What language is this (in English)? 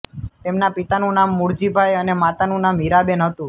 Gujarati